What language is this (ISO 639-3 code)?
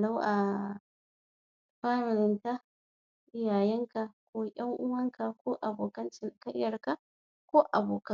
hau